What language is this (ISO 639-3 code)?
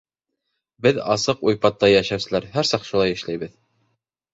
bak